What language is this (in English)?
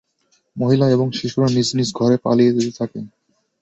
Bangla